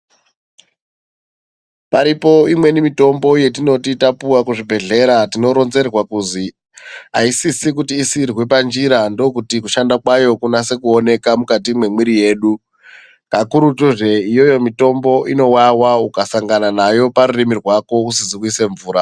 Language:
Ndau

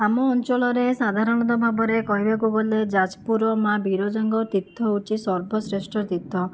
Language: Odia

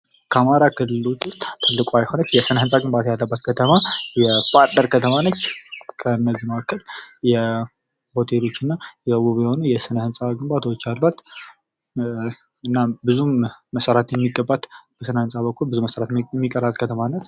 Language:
Amharic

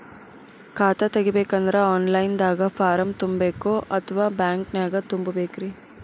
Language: Kannada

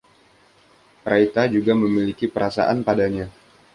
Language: Indonesian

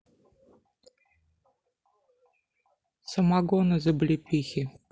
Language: Russian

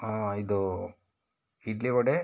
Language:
Kannada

